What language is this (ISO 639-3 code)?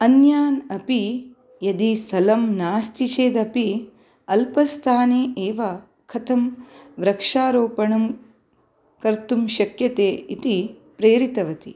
san